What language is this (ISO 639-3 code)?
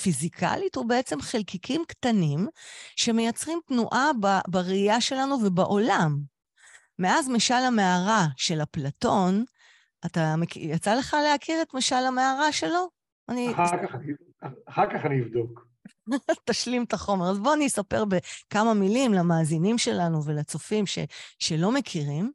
heb